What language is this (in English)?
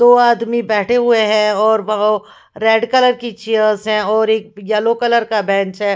Hindi